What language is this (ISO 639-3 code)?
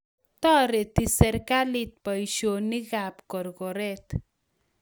kln